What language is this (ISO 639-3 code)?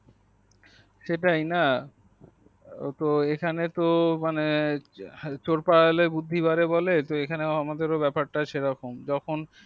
ben